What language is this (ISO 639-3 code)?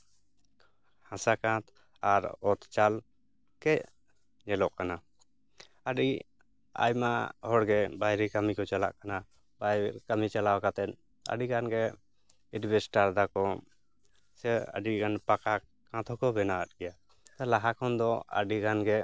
sat